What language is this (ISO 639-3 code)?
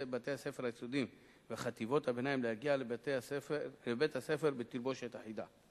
heb